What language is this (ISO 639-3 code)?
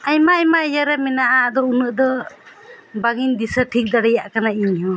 sat